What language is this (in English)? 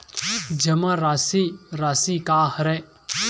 Chhattisgarhi